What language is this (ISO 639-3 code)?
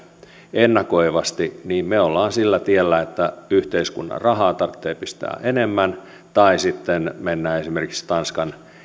fin